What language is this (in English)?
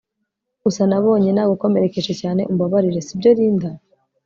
Kinyarwanda